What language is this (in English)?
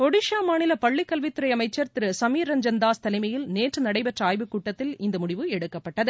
Tamil